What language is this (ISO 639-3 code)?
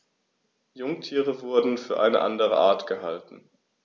deu